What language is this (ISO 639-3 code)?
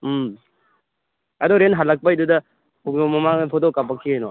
mni